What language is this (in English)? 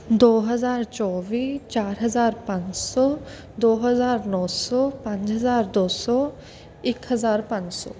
Punjabi